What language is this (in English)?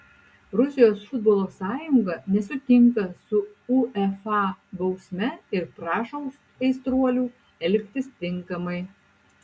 Lithuanian